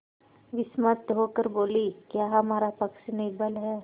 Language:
Hindi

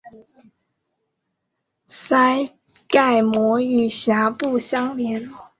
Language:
Chinese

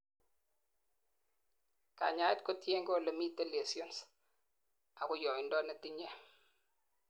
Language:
Kalenjin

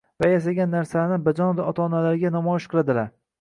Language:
Uzbek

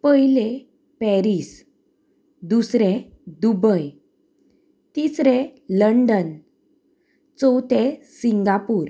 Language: Konkani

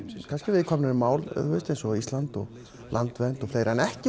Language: Icelandic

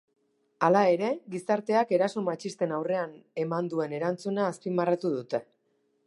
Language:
Basque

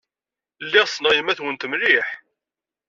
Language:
Kabyle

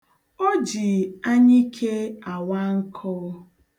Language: Igbo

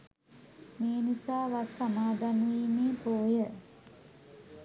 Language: Sinhala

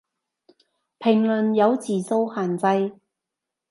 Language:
Cantonese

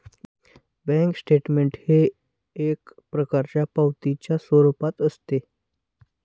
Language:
Marathi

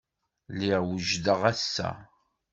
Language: Kabyle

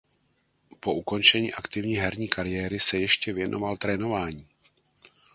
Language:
Czech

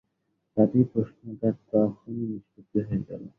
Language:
Bangla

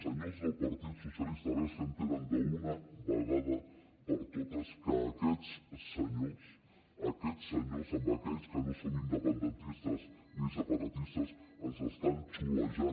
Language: Catalan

